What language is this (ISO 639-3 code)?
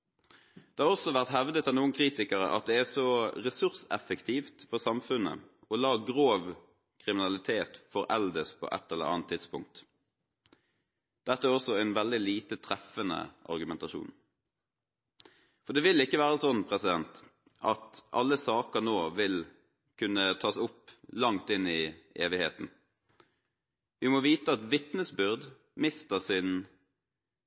nob